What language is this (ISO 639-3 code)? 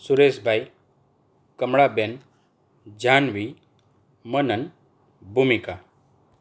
guj